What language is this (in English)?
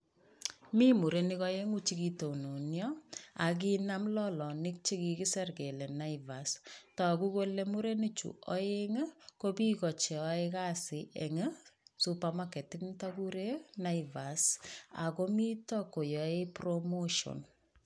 Kalenjin